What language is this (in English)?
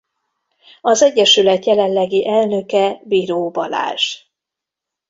Hungarian